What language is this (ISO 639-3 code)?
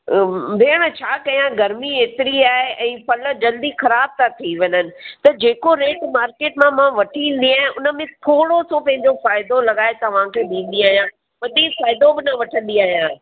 snd